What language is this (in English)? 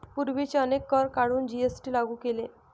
Marathi